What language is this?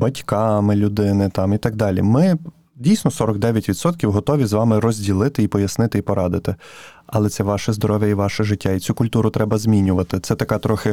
Ukrainian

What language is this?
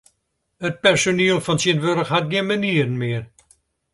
Western Frisian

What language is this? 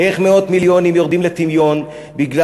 Hebrew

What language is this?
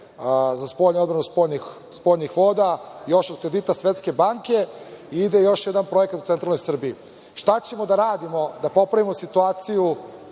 Serbian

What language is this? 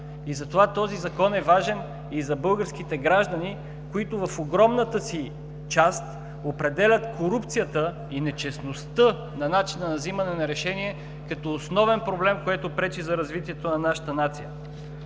Bulgarian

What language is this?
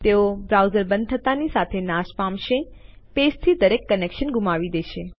Gujarati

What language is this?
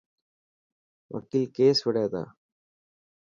Dhatki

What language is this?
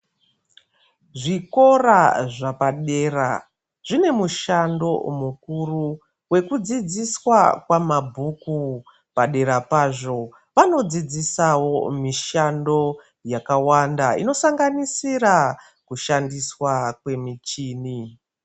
Ndau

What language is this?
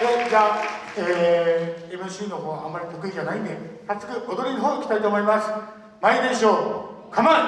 Japanese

